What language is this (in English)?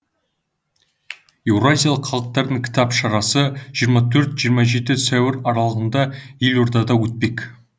Kazakh